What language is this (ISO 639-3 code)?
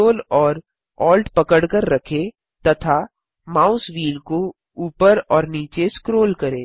hin